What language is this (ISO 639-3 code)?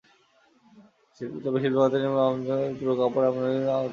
ben